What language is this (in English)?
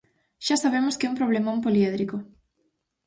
Galician